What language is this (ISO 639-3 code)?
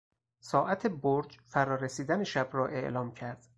fas